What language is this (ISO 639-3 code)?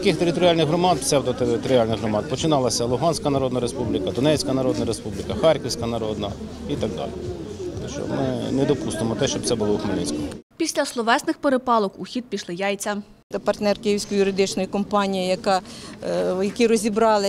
ukr